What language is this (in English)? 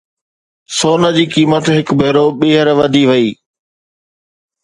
Sindhi